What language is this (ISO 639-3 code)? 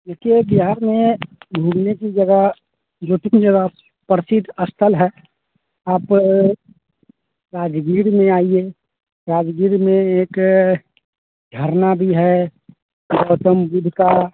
hin